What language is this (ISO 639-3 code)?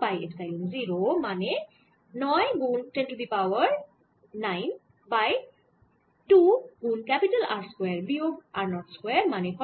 ben